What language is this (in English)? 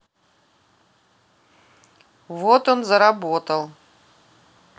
Russian